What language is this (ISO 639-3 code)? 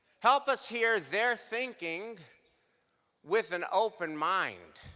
eng